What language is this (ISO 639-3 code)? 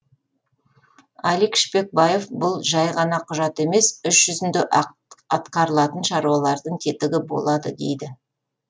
kaz